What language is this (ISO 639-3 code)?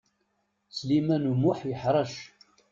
kab